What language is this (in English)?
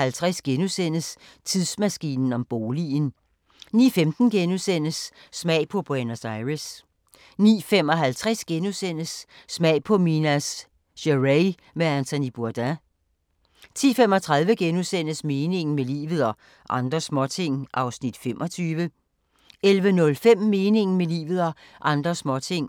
Danish